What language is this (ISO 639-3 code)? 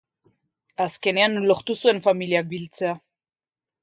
eus